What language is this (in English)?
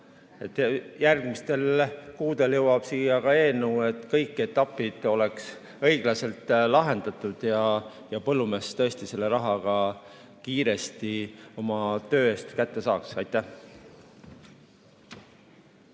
Estonian